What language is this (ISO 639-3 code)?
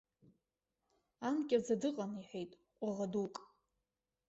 abk